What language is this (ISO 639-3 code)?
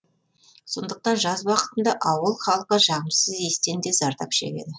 kaz